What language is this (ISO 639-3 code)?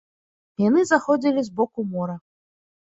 bel